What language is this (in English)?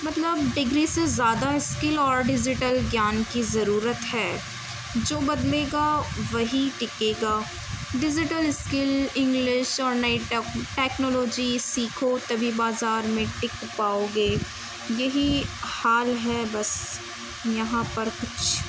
Urdu